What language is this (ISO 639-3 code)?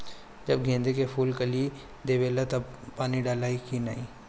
bho